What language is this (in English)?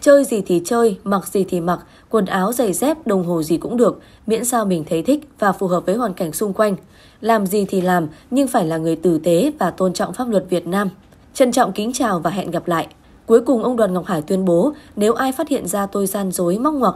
Vietnamese